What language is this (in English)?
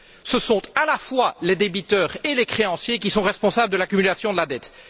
French